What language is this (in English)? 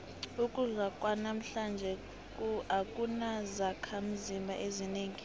South Ndebele